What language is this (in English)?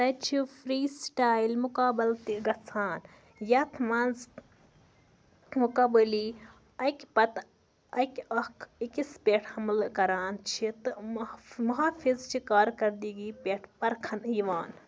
Kashmiri